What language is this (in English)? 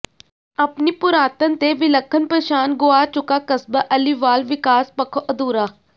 Punjabi